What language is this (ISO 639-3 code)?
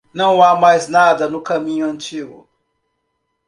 por